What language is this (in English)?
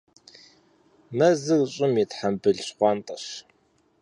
Kabardian